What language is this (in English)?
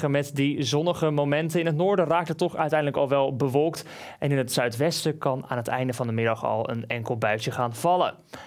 Dutch